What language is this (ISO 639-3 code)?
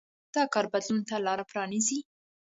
pus